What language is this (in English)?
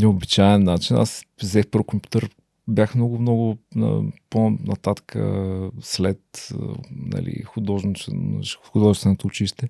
Bulgarian